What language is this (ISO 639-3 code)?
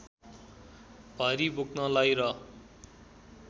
nep